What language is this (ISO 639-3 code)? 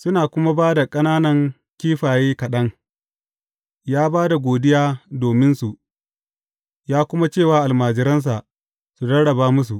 hau